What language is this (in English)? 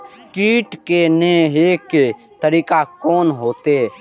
Maithili